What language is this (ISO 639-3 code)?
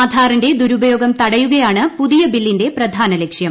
mal